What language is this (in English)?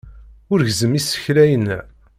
Kabyle